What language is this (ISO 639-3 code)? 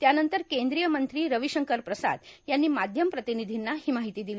mar